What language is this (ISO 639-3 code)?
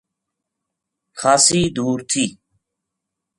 gju